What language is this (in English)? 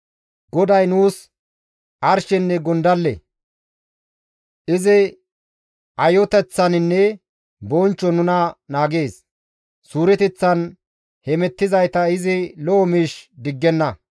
Gamo